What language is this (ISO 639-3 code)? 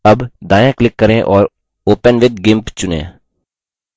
hin